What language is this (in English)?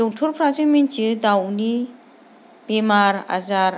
Bodo